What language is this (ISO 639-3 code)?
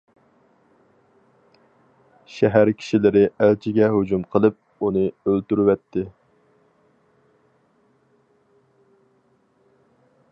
uig